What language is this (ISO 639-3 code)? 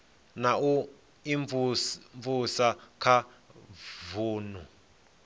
ven